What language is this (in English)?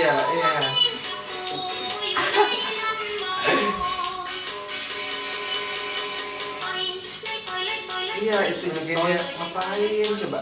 Indonesian